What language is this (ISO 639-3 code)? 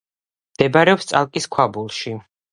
kat